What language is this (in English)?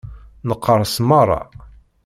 Kabyle